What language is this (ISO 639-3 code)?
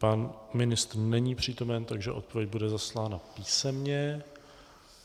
ces